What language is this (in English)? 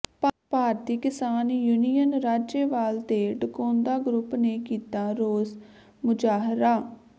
Punjabi